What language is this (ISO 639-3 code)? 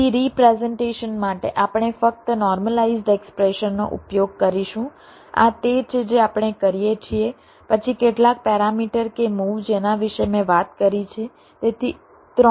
guj